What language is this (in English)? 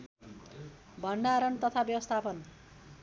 Nepali